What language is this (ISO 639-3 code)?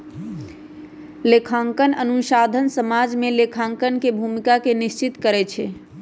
mag